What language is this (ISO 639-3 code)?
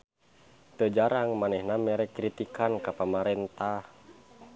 sun